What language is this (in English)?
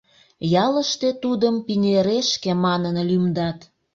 Mari